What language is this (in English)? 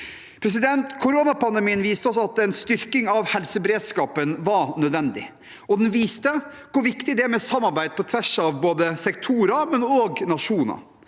Norwegian